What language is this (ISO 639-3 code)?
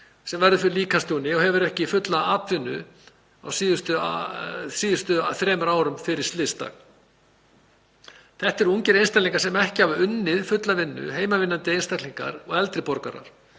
isl